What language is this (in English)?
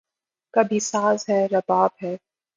Urdu